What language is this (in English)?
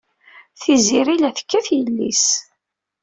Kabyle